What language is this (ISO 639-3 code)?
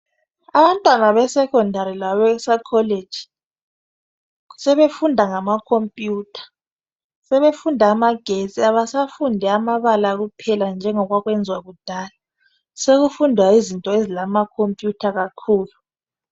nde